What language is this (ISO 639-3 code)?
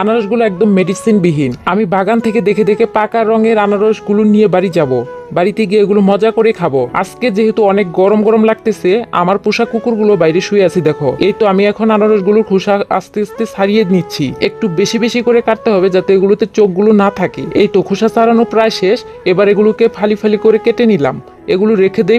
tur